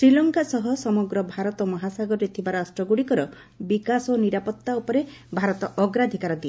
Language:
Odia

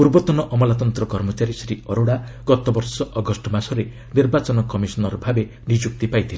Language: Odia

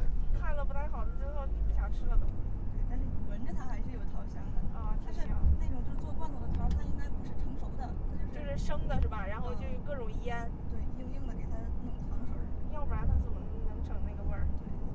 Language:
Chinese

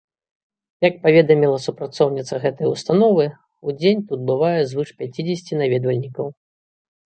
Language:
Belarusian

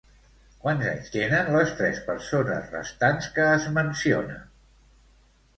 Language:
Catalan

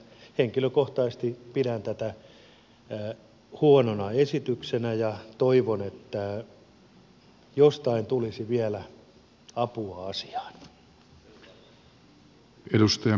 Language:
Finnish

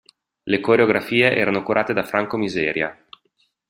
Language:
Italian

